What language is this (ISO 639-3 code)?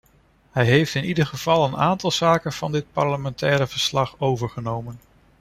nld